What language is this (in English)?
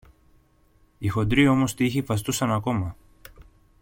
Greek